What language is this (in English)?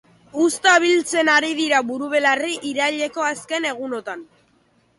Basque